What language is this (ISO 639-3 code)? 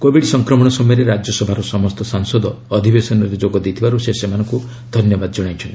ori